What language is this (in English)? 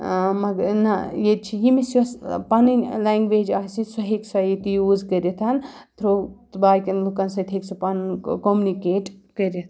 Kashmiri